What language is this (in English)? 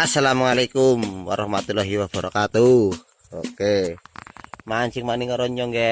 Indonesian